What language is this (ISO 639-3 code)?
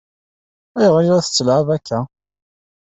kab